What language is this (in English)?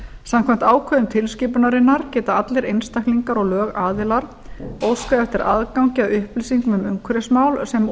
Icelandic